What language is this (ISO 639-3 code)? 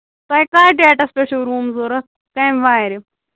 kas